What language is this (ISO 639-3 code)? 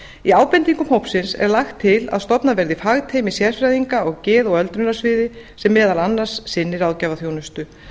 isl